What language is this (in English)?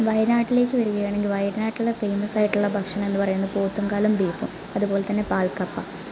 Malayalam